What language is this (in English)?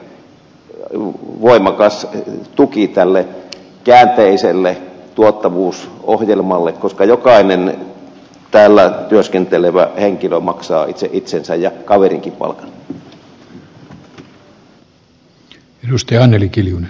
Finnish